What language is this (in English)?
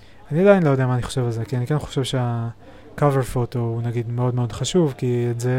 Hebrew